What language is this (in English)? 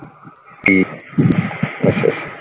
Punjabi